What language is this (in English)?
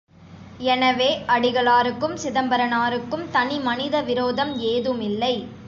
Tamil